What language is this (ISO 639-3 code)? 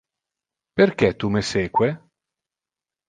ina